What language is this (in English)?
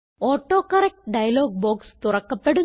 Malayalam